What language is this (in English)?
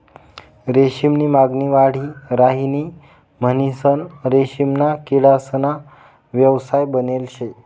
Marathi